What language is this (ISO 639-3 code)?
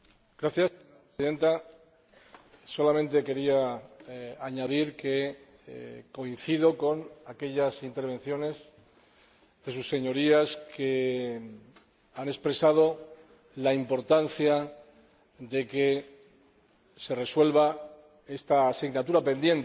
spa